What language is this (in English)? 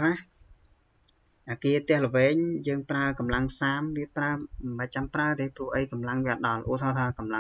Thai